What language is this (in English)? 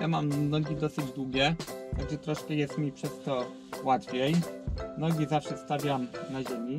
Polish